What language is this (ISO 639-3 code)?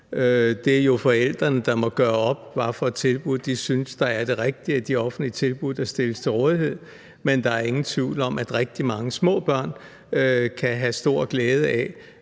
dan